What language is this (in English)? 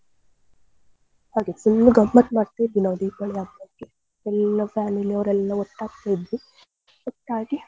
Kannada